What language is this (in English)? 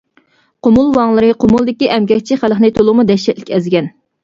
Uyghur